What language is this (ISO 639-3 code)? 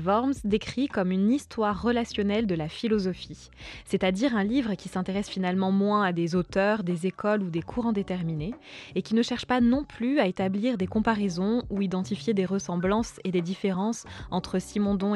fra